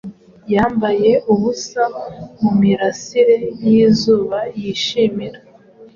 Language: Kinyarwanda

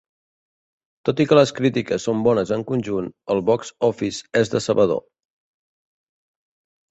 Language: Catalan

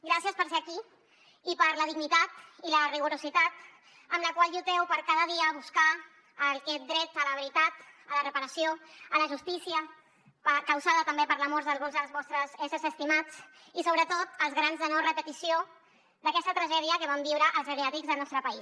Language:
Catalan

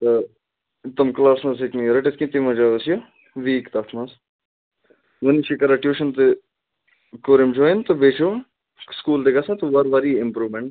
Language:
Kashmiri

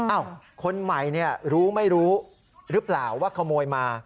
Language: Thai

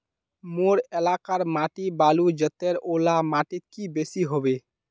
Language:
Magahi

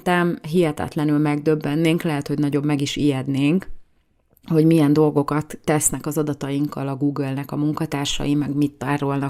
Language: Hungarian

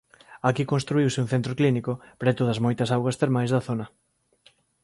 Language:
Galician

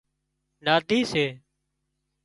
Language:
Wadiyara Koli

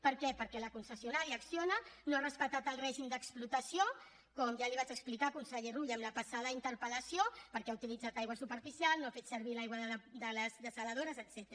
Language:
Catalan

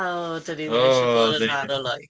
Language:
Welsh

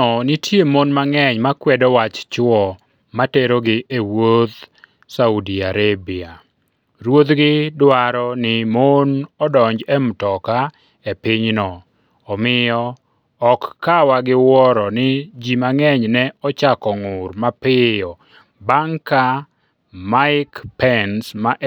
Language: Luo (Kenya and Tanzania)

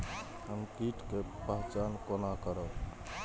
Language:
Maithili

